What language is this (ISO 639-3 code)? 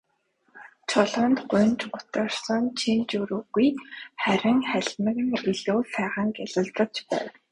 mon